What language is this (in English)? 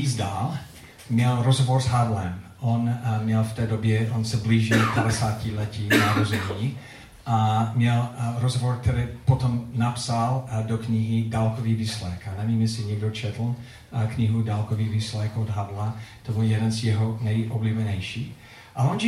Czech